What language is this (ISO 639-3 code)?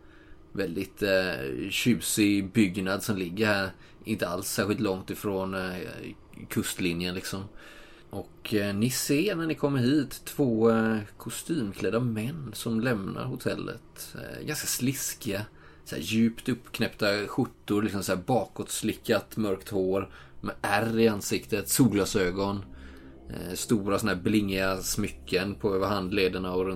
swe